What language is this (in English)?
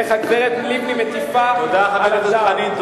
Hebrew